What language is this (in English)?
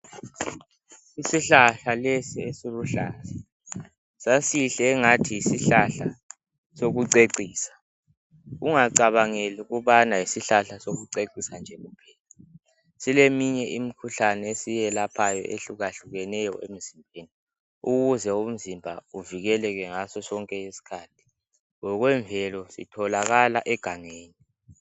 North Ndebele